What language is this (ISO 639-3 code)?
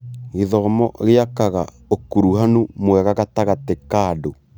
kik